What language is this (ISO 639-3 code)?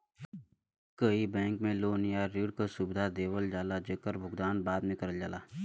bho